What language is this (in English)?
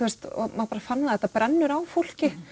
Icelandic